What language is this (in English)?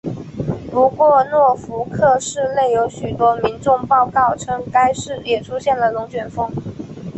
Chinese